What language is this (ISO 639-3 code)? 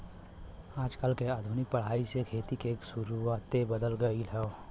bho